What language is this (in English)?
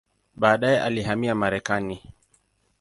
Swahili